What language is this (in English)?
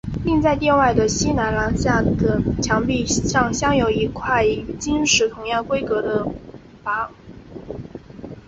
Chinese